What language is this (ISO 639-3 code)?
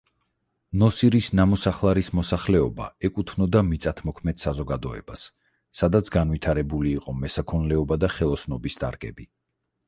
kat